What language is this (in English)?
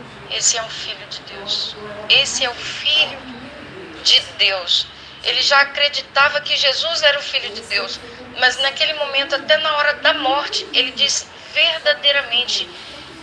Portuguese